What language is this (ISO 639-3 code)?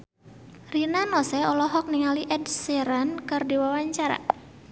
sun